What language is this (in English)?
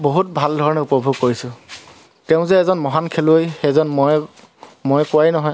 Assamese